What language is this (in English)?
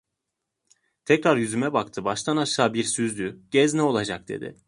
Turkish